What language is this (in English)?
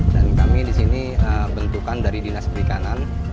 Indonesian